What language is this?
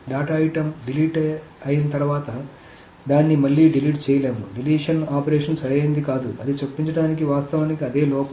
Telugu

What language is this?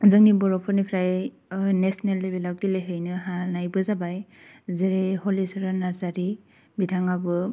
Bodo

